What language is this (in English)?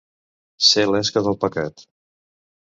Catalan